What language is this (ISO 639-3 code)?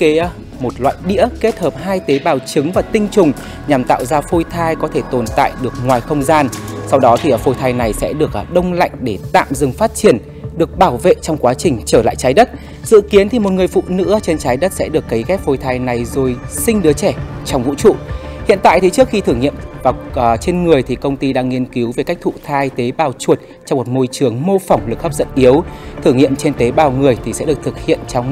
vie